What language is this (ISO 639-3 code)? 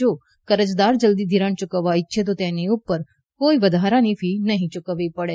guj